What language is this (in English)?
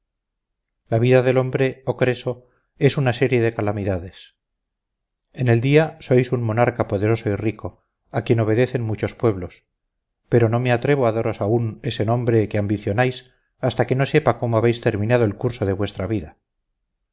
Spanish